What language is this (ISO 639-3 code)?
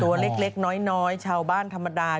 tha